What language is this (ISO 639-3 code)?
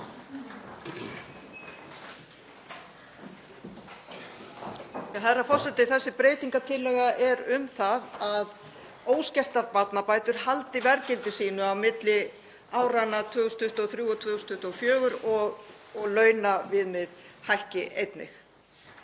isl